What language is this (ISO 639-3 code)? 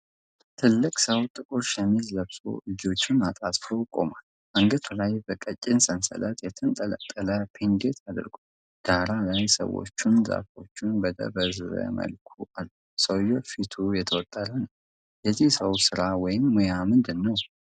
amh